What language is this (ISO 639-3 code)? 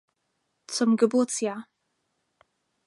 deu